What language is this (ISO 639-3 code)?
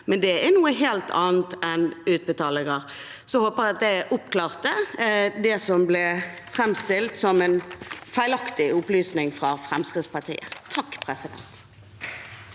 nor